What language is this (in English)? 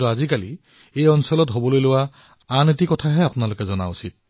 Assamese